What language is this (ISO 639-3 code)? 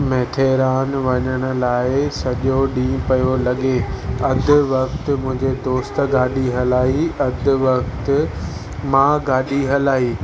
snd